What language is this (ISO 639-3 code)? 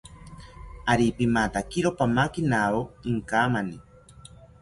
cpy